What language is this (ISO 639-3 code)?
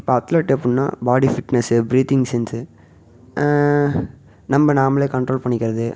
tam